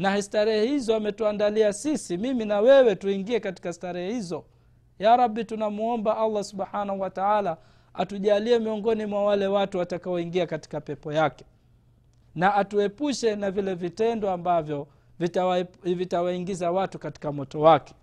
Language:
Swahili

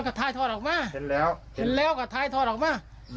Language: Thai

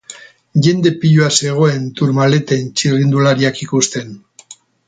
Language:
Basque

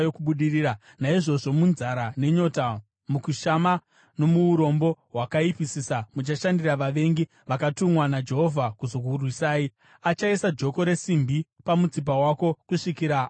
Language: Shona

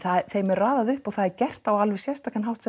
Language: Icelandic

